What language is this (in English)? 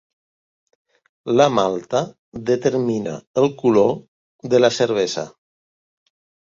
Catalan